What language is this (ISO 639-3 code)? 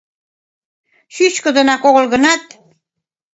chm